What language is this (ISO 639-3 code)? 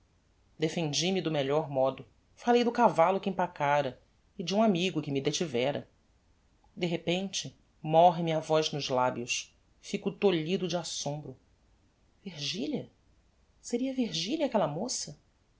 por